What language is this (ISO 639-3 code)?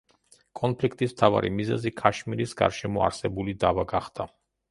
kat